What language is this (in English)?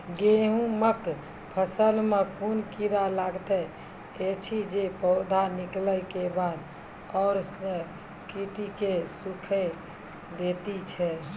Maithili